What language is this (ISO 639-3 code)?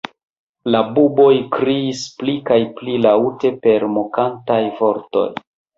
epo